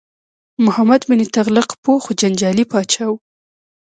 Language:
Pashto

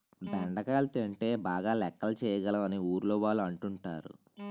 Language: Telugu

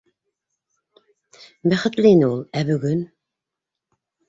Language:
Bashkir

